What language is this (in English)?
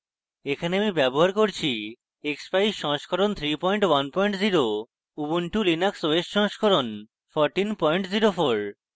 Bangla